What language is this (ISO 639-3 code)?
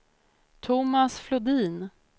swe